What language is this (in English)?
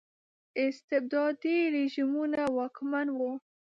Pashto